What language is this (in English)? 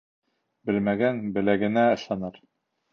Bashkir